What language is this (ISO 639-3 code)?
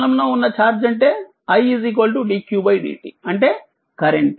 tel